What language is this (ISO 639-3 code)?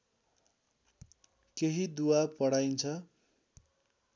nep